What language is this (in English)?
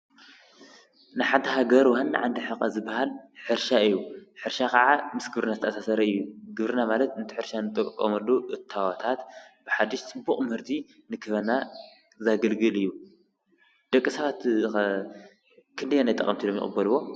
Tigrinya